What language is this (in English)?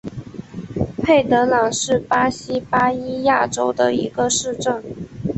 Chinese